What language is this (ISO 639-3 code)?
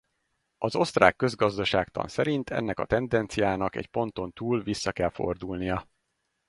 hun